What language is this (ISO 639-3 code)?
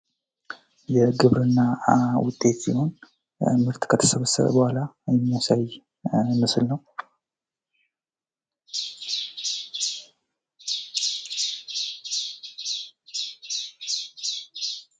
amh